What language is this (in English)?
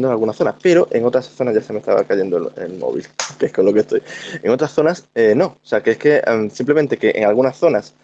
Spanish